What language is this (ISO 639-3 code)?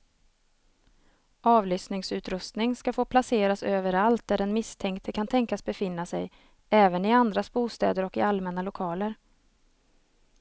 swe